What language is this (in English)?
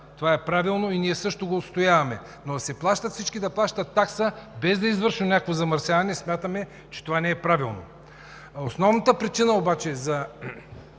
Bulgarian